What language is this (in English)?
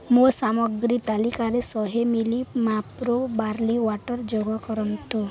Odia